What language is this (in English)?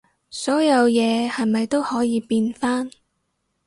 Cantonese